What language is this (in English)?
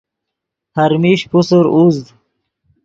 Yidgha